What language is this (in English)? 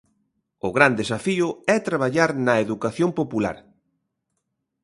Galician